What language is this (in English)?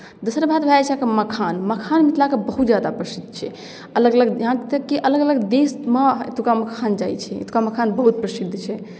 Maithili